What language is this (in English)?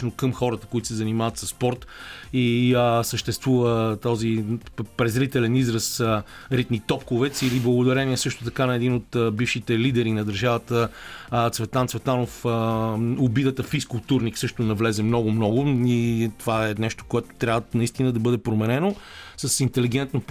Bulgarian